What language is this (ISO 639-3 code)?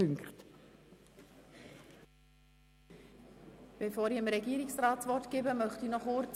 gsw